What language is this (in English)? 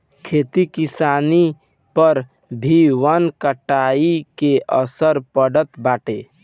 Bhojpuri